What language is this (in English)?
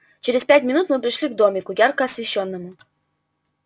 Russian